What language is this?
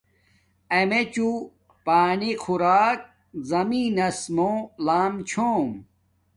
Domaaki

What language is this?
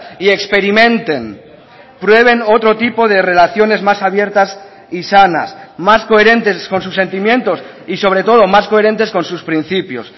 Spanish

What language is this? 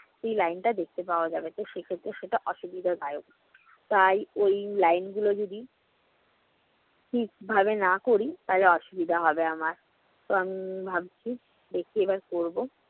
Bangla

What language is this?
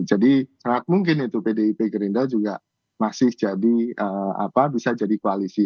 Indonesian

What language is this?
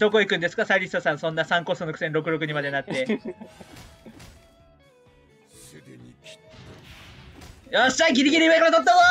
Japanese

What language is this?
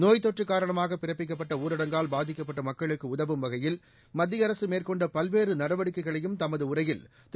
Tamil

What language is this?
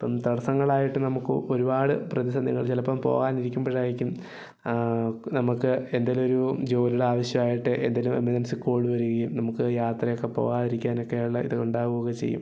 Malayalam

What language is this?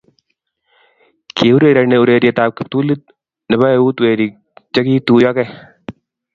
Kalenjin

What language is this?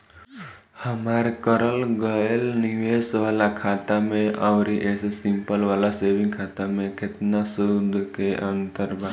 Bhojpuri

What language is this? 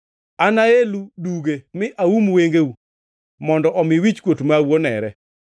Luo (Kenya and Tanzania)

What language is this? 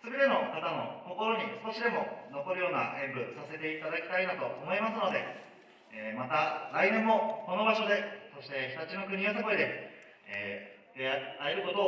Japanese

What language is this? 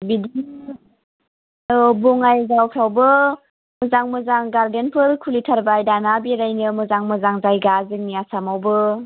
Bodo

